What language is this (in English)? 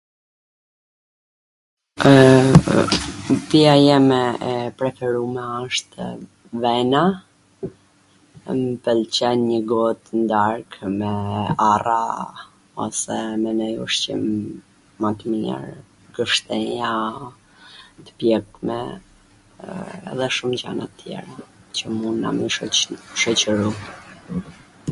Gheg Albanian